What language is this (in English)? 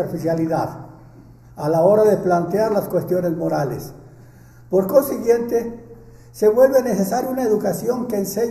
Spanish